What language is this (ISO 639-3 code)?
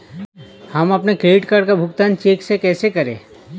hin